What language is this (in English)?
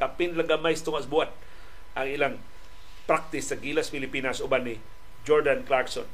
Filipino